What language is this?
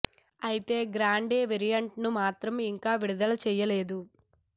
Telugu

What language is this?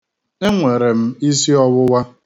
Igbo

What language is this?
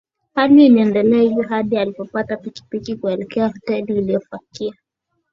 Swahili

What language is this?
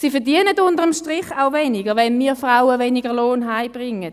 Swiss German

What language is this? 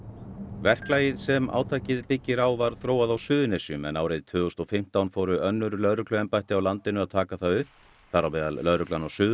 Icelandic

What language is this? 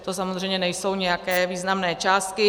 Czech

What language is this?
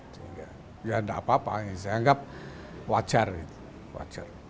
Indonesian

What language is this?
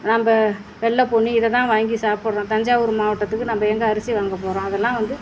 Tamil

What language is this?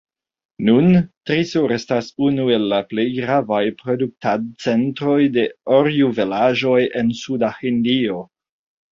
Esperanto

